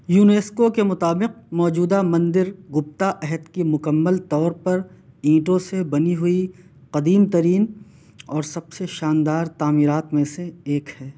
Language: Urdu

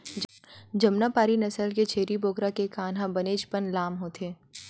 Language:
Chhattisgarhi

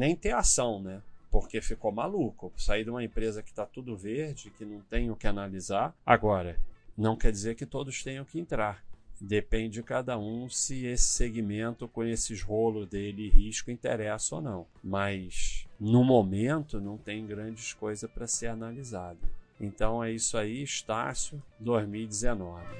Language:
Portuguese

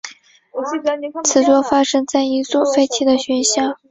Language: Chinese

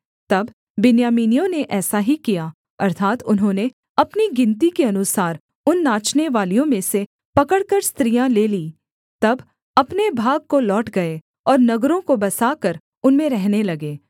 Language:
Hindi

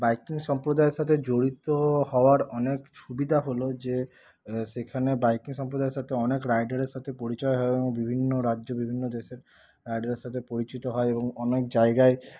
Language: Bangla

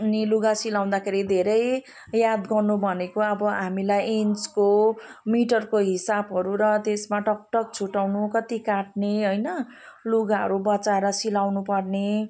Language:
Nepali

